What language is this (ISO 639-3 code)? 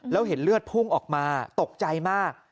tha